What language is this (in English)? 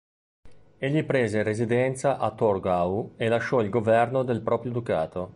Italian